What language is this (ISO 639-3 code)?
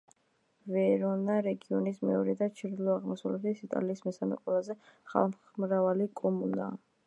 kat